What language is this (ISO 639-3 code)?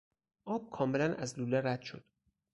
fas